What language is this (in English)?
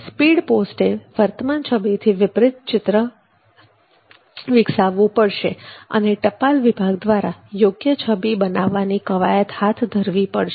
Gujarati